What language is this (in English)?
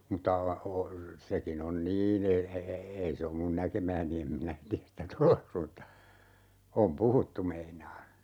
Finnish